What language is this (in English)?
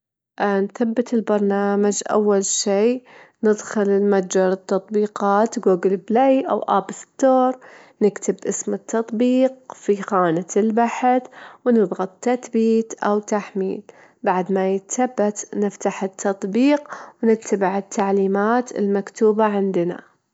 Gulf Arabic